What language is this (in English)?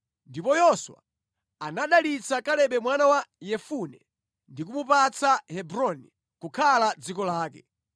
Nyanja